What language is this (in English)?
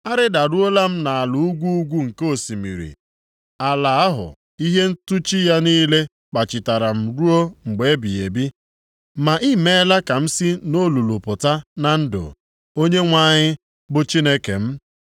Igbo